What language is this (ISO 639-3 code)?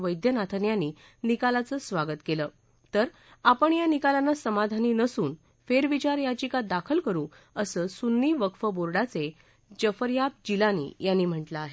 mar